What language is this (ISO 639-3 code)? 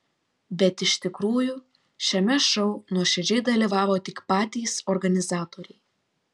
lit